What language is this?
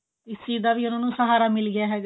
Punjabi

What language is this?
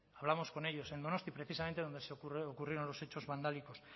Spanish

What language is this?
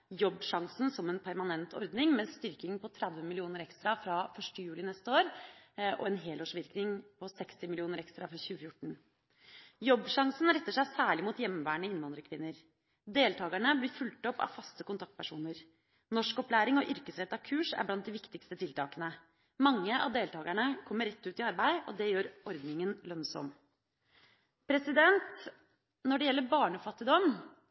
Norwegian Bokmål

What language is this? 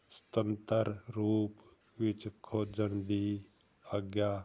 Punjabi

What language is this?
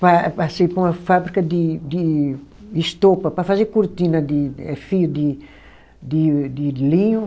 Portuguese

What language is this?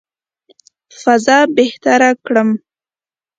Pashto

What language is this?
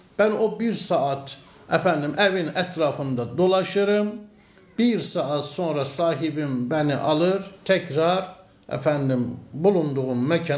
Turkish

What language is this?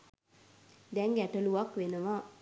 Sinhala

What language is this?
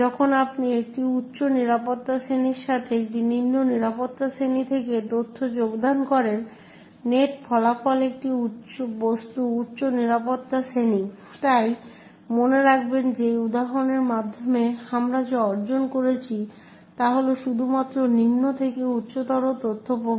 Bangla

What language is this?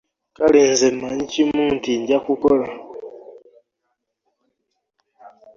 Ganda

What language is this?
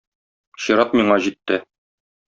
Tatar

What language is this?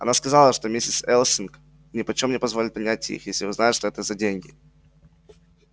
Russian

